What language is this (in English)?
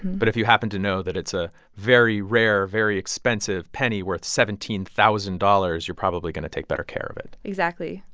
English